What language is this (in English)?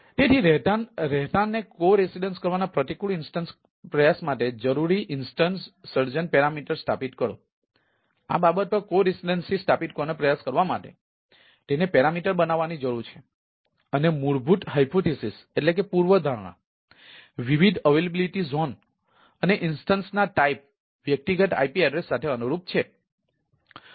Gujarati